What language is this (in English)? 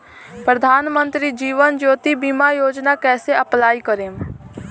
Bhojpuri